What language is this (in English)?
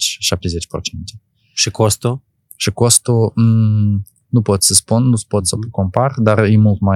Romanian